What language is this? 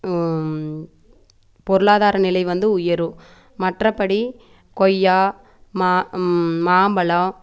Tamil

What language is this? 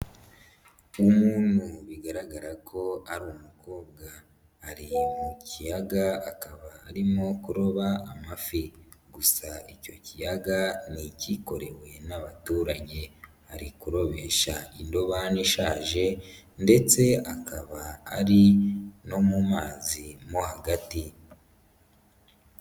Kinyarwanda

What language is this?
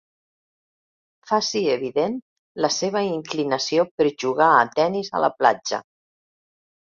Catalan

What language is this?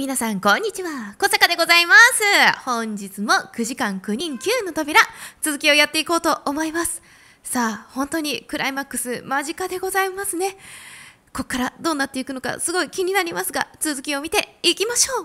Japanese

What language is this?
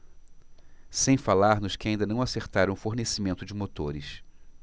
Portuguese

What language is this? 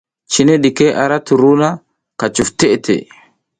South Giziga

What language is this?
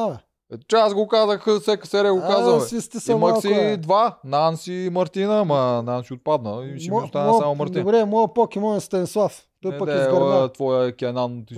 Bulgarian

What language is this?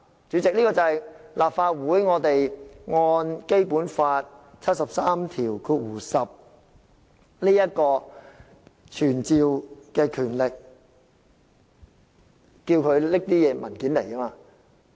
Cantonese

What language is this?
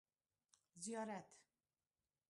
Pashto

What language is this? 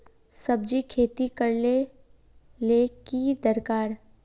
Magahi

